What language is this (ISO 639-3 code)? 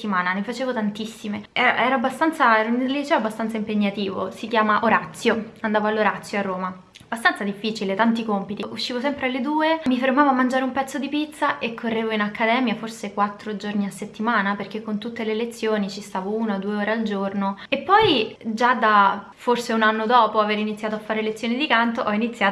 ita